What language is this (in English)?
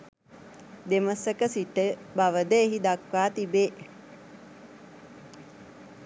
Sinhala